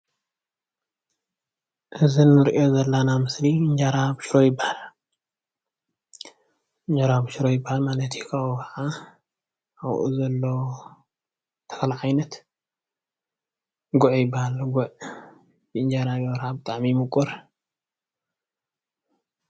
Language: Tigrinya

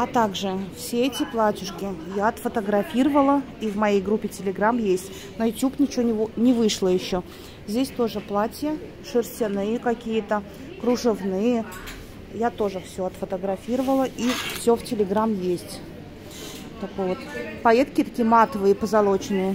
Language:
Russian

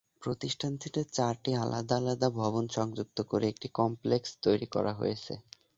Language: Bangla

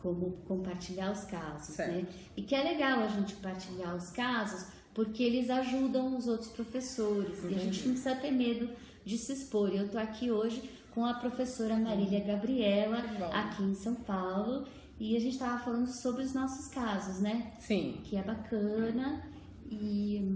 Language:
Portuguese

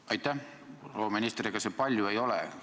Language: Estonian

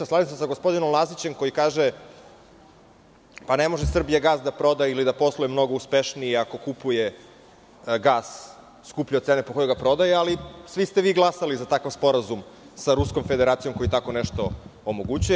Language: Serbian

